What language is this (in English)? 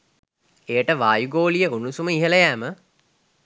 Sinhala